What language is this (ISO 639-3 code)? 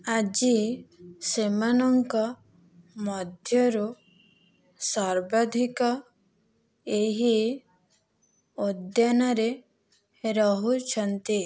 ori